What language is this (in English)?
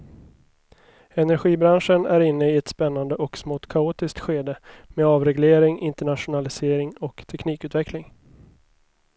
Swedish